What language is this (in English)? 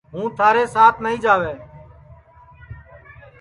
Sansi